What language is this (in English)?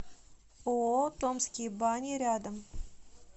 Russian